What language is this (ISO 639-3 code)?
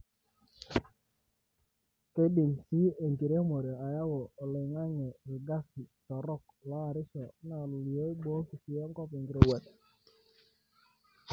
mas